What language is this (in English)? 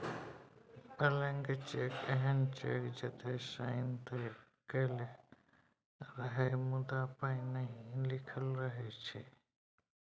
Maithili